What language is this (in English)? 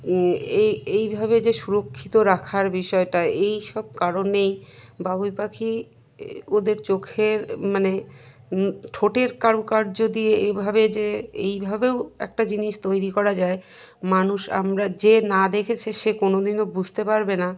Bangla